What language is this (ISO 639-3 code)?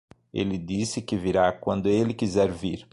por